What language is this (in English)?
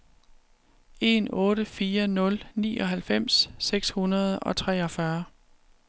Danish